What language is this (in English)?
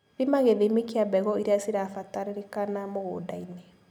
Kikuyu